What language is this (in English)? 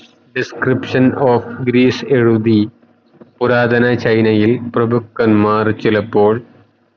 Malayalam